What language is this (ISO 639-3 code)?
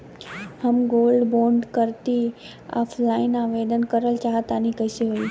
bho